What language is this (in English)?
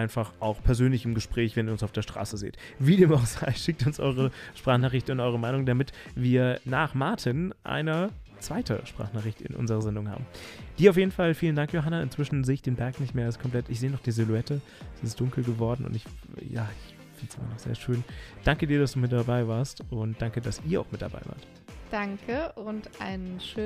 German